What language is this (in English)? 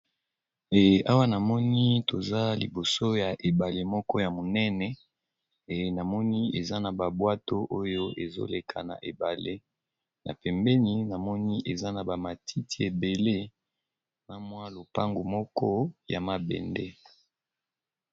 Lingala